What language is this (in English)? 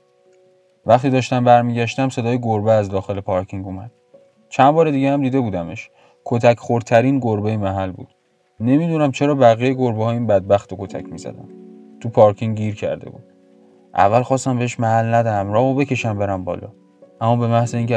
Persian